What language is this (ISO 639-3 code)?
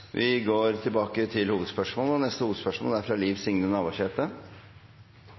nor